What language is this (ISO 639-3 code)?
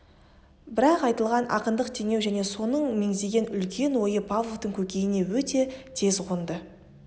kaz